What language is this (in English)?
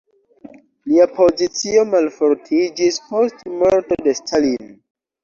Esperanto